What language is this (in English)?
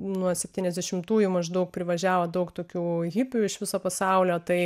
Lithuanian